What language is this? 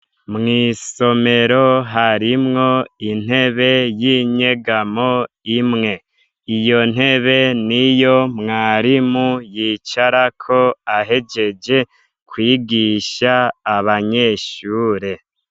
Rundi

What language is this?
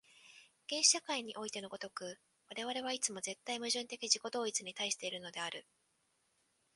Japanese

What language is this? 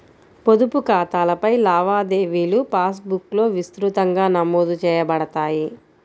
Telugu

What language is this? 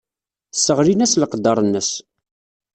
Kabyle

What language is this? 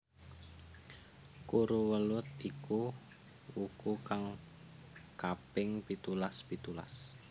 Javanese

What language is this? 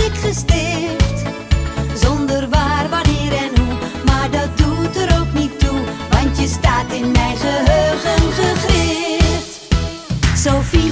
Dutch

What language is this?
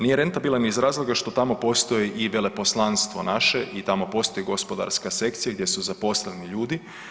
Croatian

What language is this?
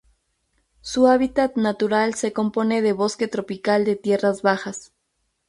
Spanish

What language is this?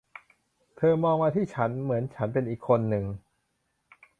Thai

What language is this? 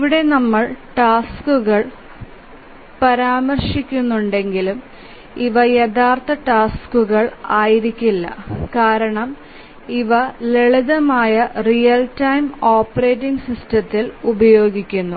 Malayalam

